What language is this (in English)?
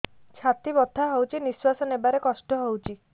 Odia